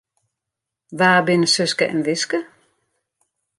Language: Western Frisian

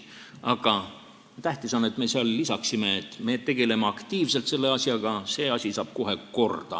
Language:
Estonian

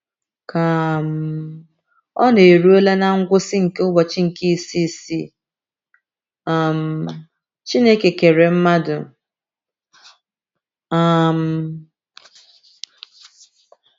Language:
Igbo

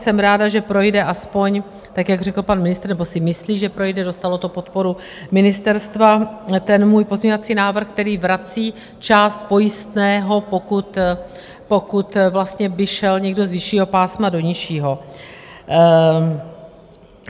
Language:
Czech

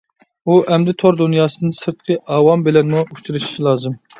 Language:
Uyghur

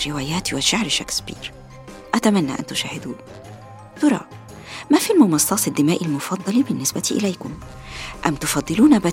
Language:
Arabic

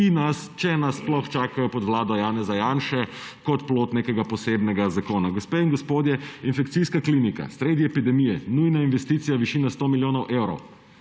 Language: Slovenian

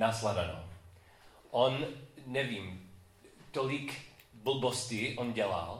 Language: Czech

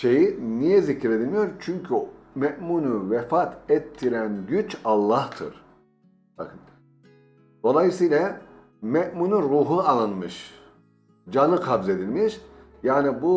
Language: Turkish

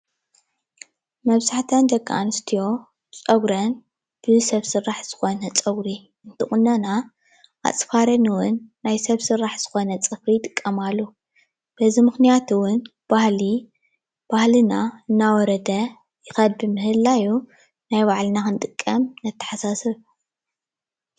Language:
Tigrinya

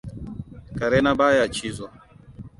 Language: Hausa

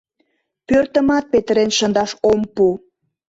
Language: Mari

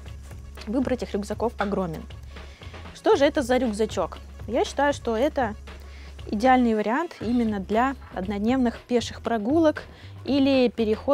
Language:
Russian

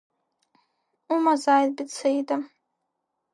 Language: Abkhazian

